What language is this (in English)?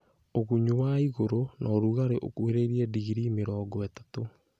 Kikuyu